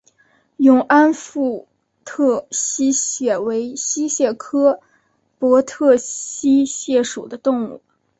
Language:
Chinese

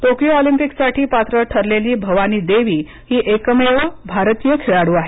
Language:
Marathi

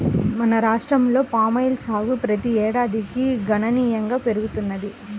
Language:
Telugu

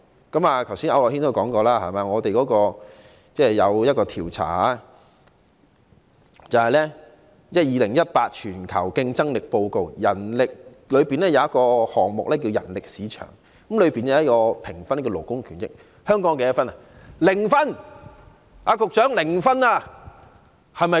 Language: Cantonese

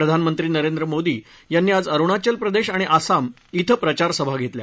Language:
Marathi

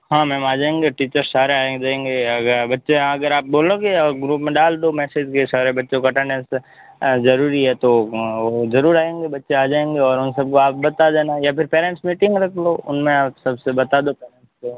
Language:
Hindi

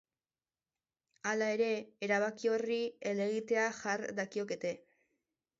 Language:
Basque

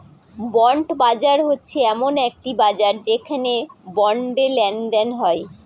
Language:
Bangla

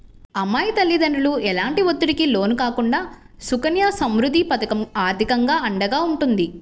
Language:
Telugu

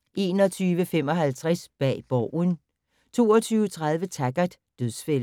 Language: Danish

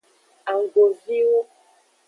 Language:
Aja (Benin)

